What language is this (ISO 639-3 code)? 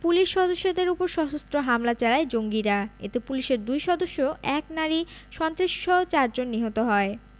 ben